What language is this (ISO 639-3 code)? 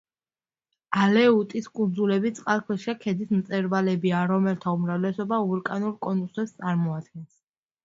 kat